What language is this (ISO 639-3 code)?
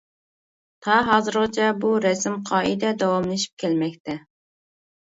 uig